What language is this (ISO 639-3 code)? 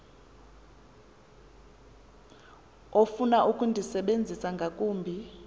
xho